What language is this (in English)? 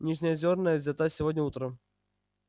Russian